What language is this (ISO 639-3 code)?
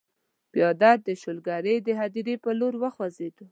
pus